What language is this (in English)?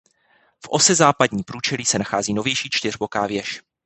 Czech